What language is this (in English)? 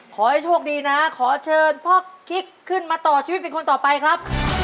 Thai